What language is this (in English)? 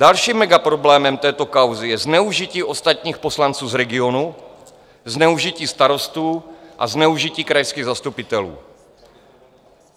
Czech